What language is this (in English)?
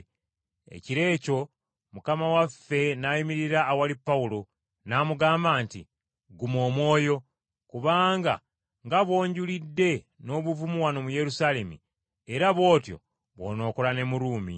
Ganda